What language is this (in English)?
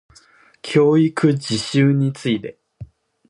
Japanese